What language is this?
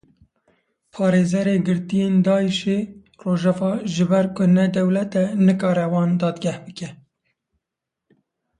Kurdish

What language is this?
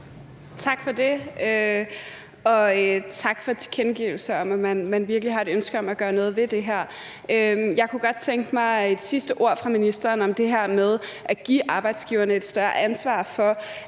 Danish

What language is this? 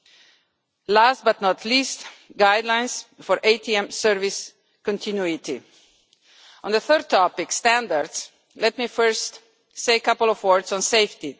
English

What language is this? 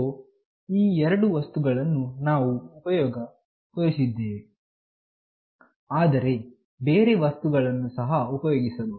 Kannada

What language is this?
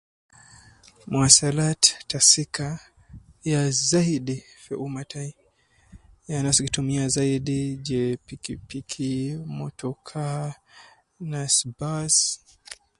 Nubi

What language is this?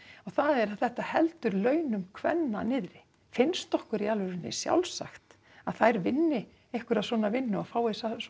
Icelandic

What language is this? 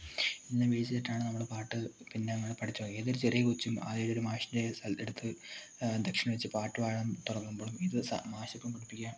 Malayalam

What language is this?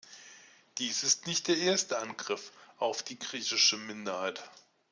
German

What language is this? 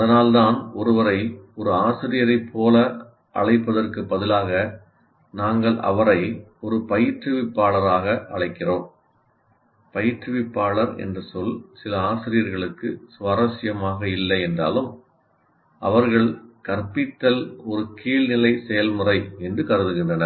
Tamil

